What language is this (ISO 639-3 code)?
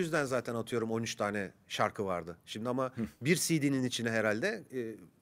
tur